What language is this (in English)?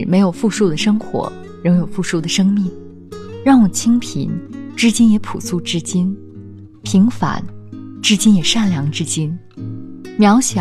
Chinese